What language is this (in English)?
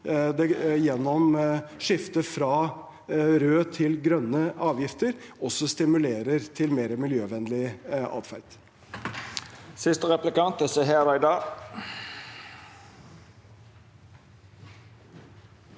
Norwegian